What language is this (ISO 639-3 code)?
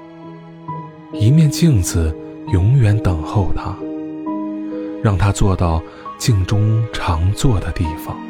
zho